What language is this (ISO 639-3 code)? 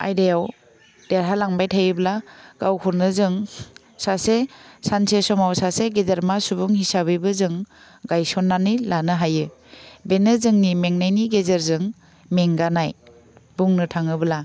brx